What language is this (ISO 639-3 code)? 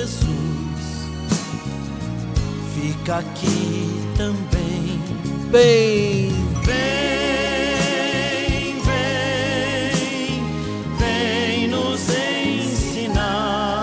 por